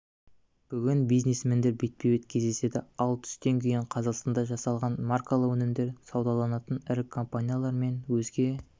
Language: Kazakh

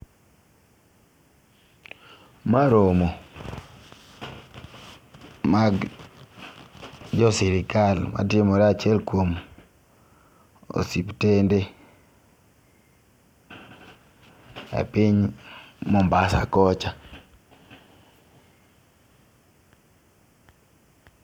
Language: Luo (Kenya and Tanzania)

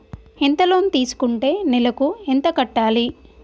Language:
Telugu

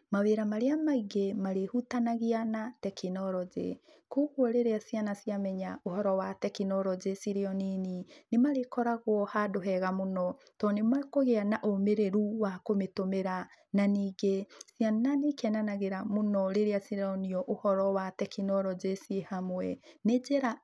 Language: Kikuyu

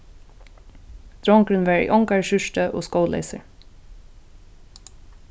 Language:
Faroese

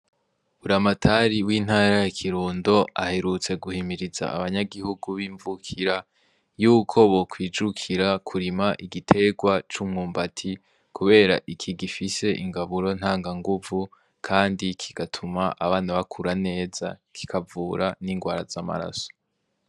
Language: Rundi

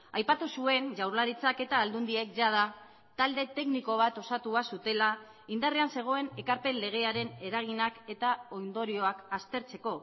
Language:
Basque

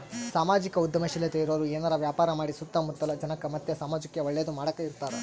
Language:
Kannada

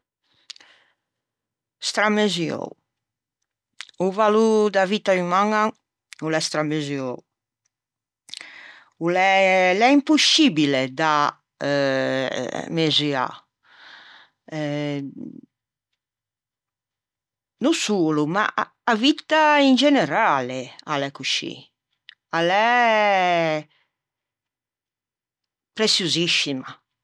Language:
Ligurian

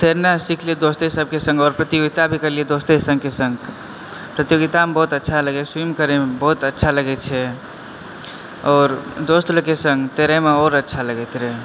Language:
Maithili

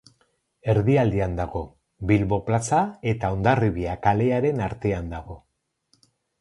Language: Basque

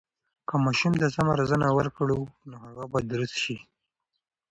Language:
Pashto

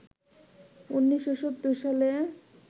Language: Bangla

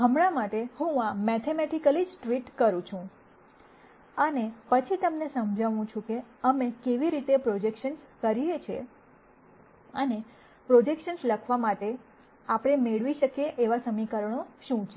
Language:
Gujarati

